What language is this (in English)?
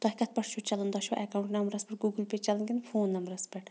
Kashmiri